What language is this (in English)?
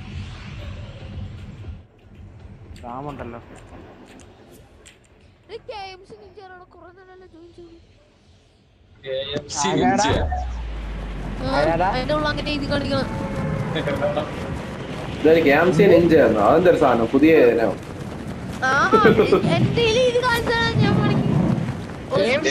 Malayalam